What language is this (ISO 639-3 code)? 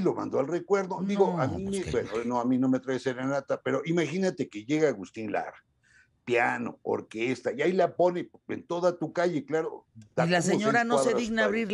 spa